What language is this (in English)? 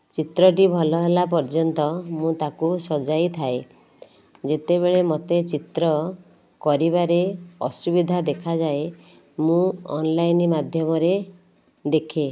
Odia